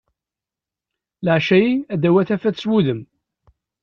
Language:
Kabyle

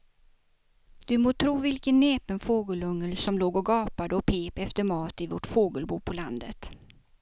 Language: Swedish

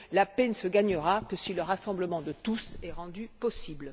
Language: French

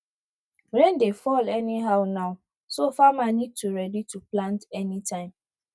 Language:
Nigerian Pidgin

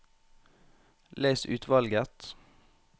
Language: Norwegian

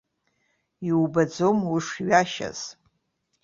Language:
Abkhazian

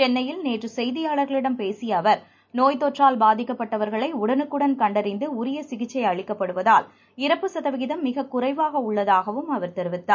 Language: Tamil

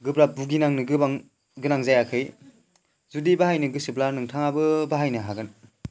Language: Bodo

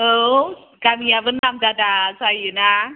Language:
Bodo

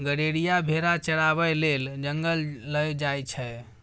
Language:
Maithili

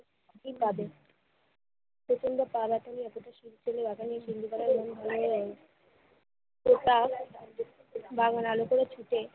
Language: Bangla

